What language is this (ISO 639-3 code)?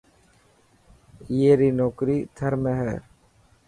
mki